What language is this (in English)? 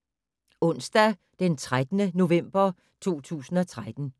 Danish